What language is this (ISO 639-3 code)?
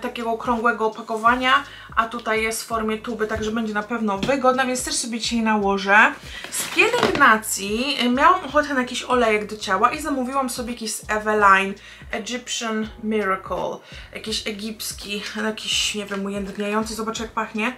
pol